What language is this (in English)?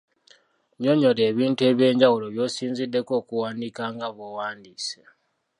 Ganda